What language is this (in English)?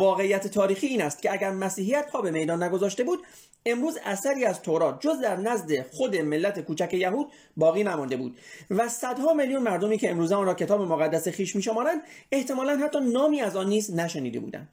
Persian